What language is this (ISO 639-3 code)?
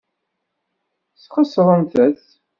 kab